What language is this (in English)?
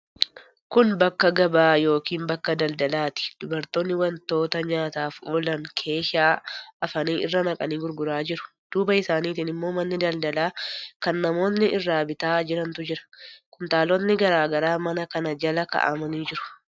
Oromo